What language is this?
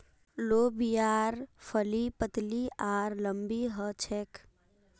Magahi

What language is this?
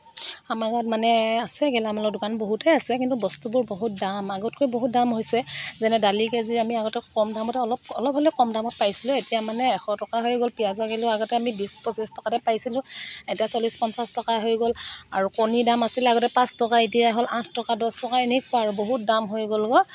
Assamese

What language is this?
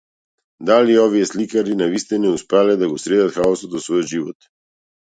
Macedonian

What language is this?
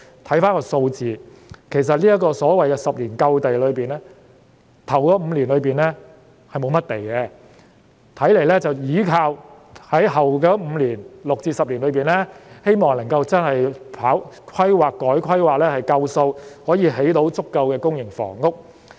Cantonese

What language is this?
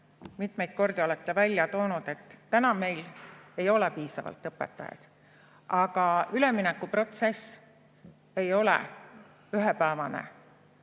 Estonian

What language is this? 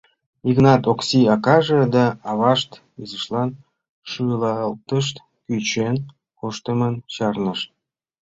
Mari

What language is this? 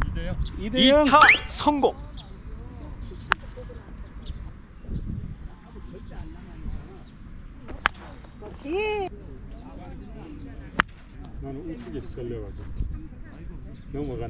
Korean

